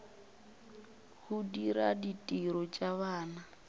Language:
Northern Sotho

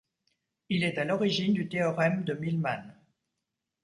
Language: French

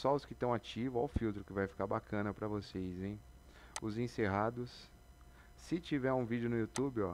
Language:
Portuguese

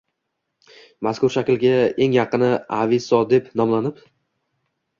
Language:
Uzbek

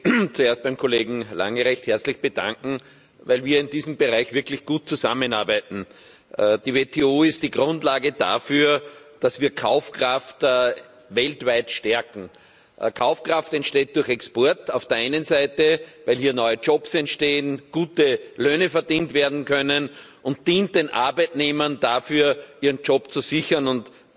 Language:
German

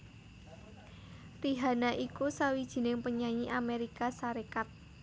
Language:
Javanese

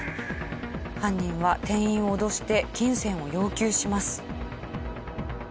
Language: Japanese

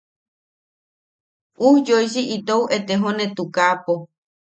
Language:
Yaqui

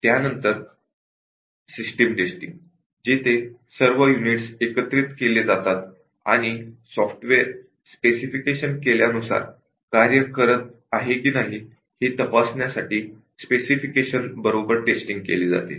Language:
Marathi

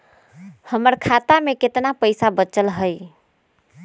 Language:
Magahi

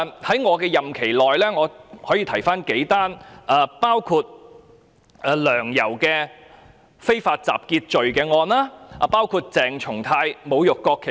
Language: Cantonese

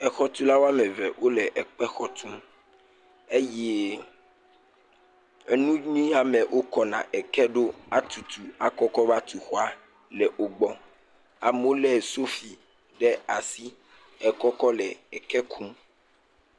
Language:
Ewe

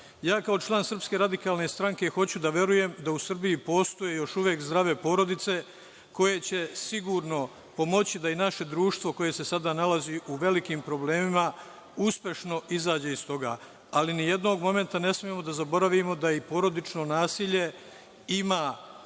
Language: Serbian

